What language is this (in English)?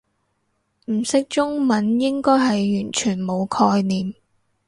Cantonese